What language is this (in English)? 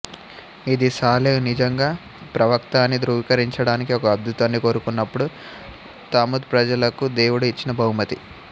Telugu